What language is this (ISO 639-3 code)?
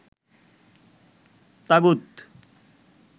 ben